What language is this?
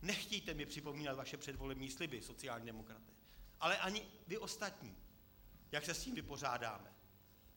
Czech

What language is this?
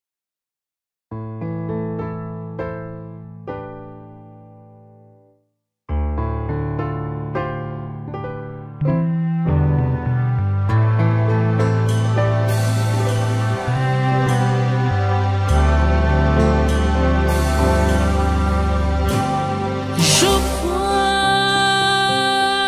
Romanian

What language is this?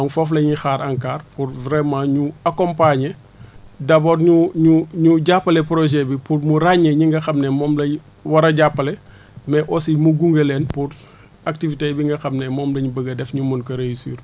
Wolof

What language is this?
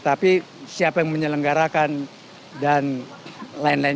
Indonesian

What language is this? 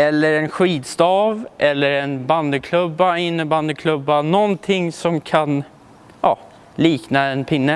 Swedish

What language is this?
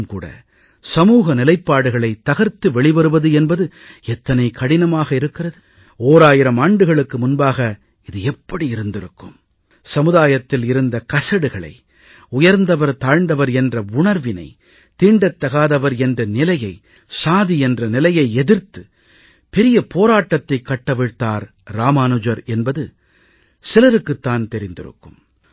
Tamil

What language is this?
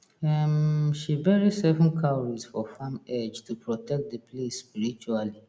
Nigerian Pidgin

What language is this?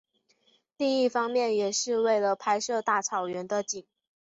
Chinese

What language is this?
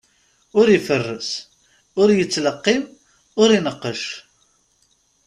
Kabyle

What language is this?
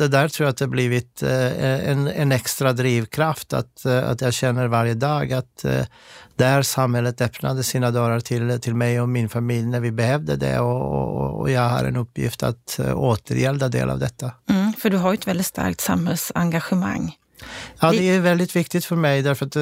Swedish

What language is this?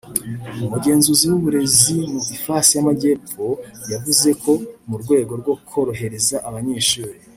Kinyarwanda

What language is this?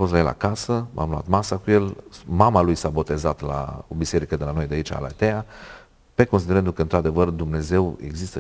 Romanian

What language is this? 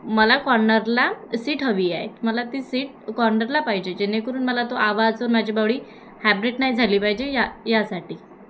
Marathi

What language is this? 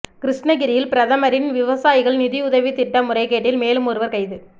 Tamil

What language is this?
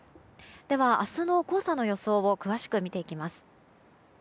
Japanese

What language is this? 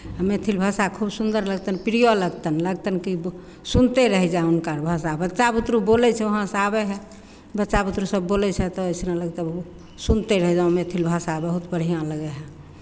Maithili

